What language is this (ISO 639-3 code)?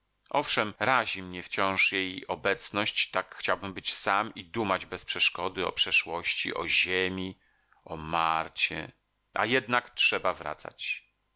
pol